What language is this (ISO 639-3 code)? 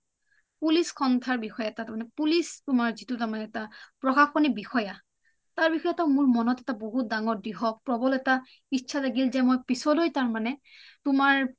asm